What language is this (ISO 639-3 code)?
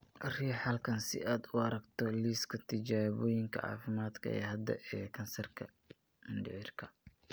som